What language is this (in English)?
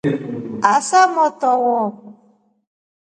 Rombo